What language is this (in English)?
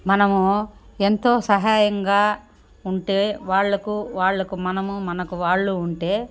Telugu